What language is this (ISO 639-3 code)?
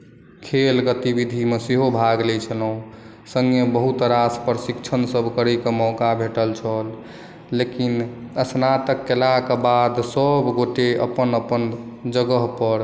mai